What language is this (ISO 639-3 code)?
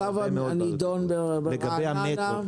heb